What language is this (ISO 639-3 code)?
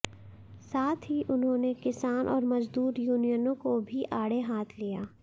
hin